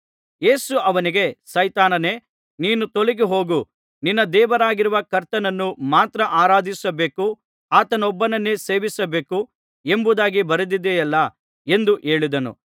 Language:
Kannada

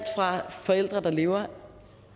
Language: Danish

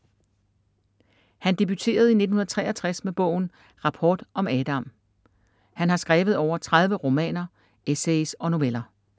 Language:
Danish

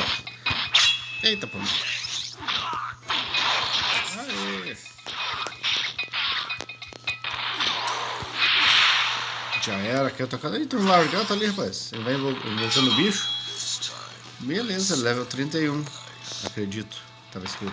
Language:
Portuguese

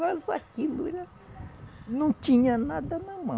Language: Portuguese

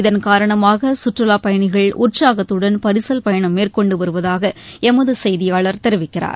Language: Tamil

